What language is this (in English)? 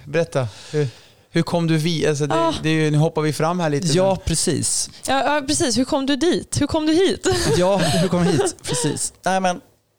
Swedish